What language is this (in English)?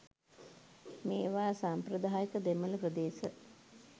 Sinhala